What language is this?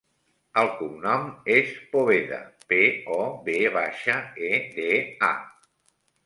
Catalan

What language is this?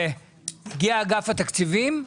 Hebrew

